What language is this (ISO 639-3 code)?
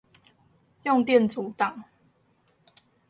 zho